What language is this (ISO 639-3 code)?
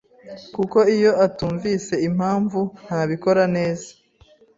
kin